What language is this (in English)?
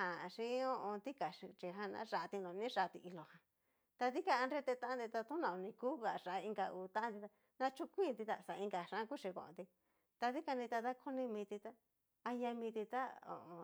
Cacaloxtepec Mixtec